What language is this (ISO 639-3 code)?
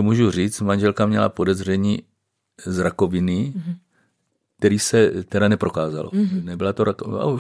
ces